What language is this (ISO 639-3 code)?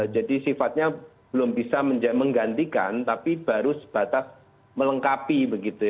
ind